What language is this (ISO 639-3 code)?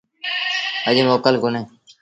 sbn